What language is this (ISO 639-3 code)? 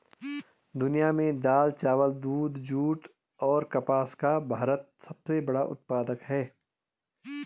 hin